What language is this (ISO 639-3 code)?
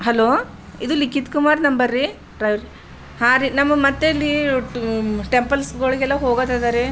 kan